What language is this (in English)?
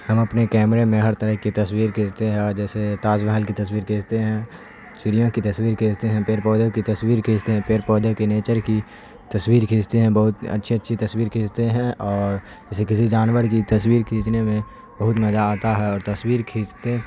Urdu